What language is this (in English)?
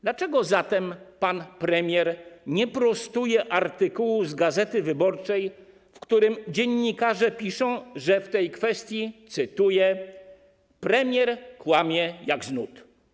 Polish